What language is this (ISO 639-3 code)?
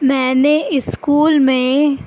urd